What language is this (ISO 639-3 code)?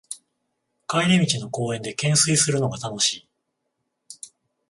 jpn